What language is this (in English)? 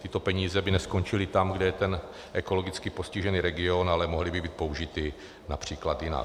Czech